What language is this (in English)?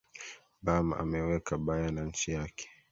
Swahili